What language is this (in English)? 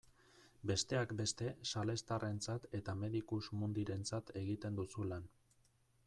Basque